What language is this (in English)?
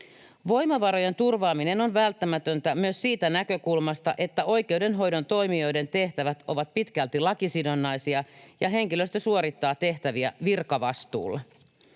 Finnish